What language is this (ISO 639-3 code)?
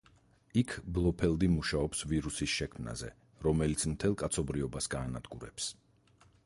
kat